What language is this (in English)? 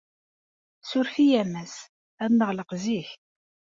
Kabyle